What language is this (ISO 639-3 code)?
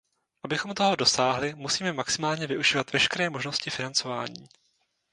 ces